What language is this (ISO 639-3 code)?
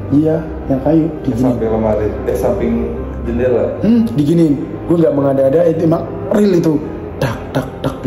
ind